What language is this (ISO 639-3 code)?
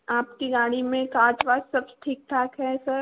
hin